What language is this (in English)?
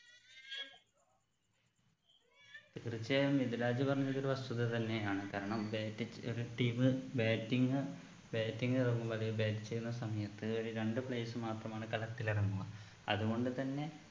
Malayalam